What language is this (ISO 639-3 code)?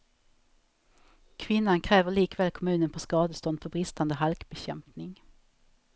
swe